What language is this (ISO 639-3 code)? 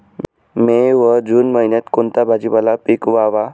mar